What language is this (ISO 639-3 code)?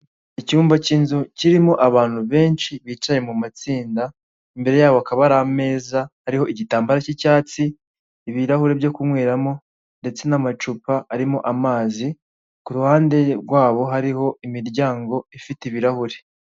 kin